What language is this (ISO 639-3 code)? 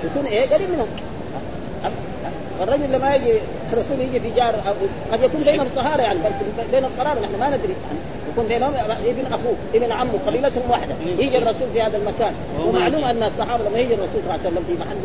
ara